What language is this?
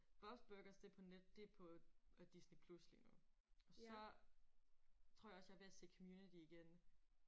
Danish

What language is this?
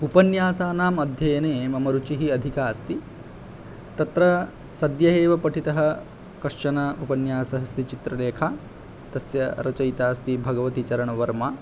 Sanskrit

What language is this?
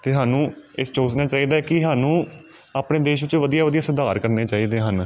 Punjabi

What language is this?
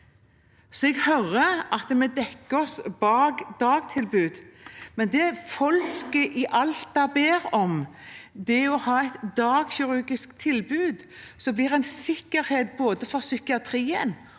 Norwegian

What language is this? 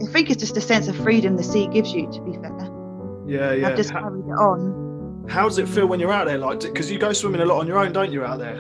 English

